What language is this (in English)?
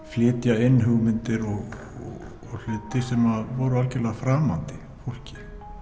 Icelandic